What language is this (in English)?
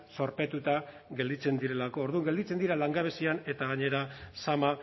Basque